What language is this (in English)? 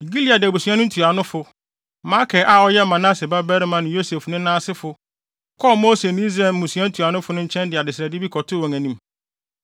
Akan